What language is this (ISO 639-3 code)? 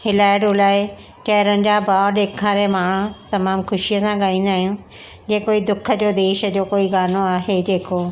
snd